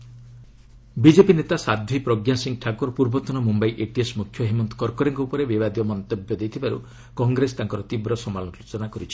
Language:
Odia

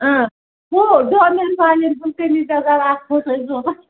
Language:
Kashmiri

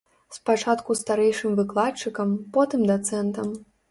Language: Belarusian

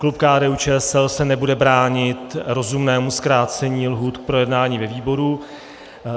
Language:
Czech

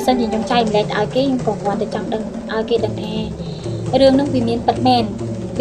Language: Vietnamese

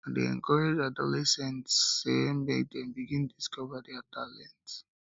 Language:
Nigerian Pidgin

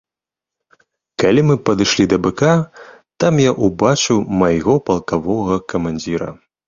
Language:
Belarusian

